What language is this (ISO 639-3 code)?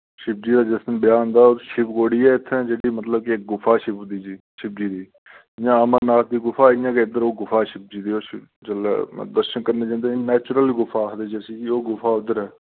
doi